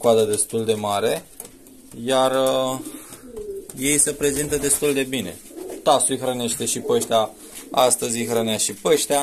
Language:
Romanian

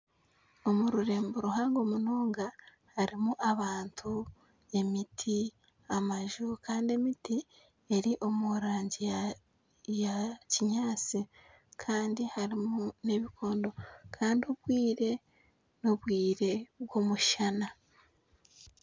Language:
Nyankole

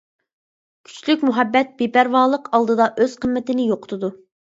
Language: Uyghur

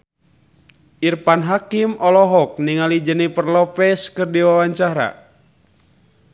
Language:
Sundanese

